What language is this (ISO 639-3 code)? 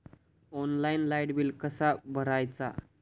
mar